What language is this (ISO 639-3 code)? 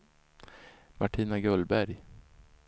swe